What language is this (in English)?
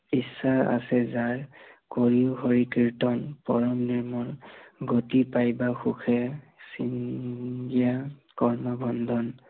Assamese